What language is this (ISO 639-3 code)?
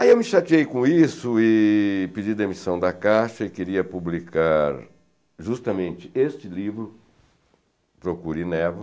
por